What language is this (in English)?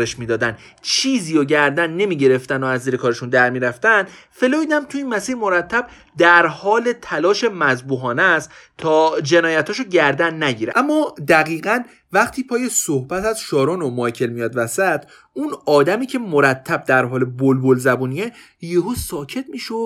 Persian